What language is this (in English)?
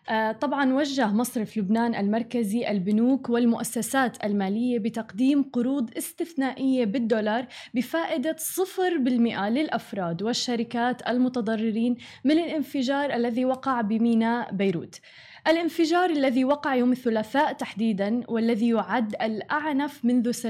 Arabic